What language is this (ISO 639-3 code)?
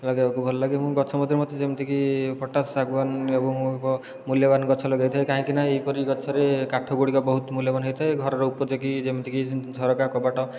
ori